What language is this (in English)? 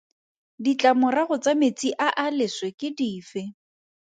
Tswana